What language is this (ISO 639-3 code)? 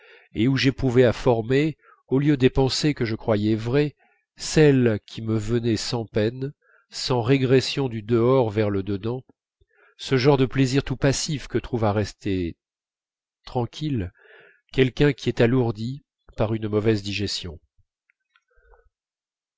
fra